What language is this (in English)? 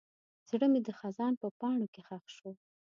Pashto